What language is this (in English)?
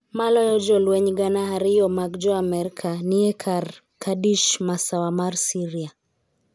Luo (Kenya and Tanzania)